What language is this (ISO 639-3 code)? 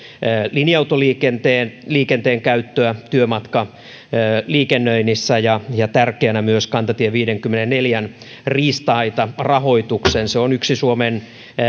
fin